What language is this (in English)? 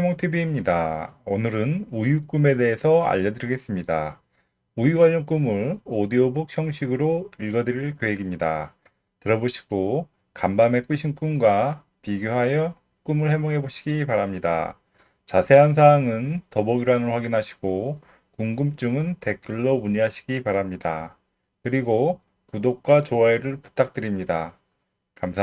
Korean